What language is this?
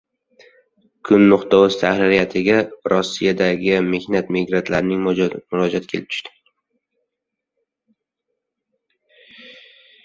Uzbek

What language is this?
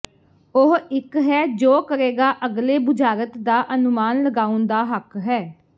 Punjabi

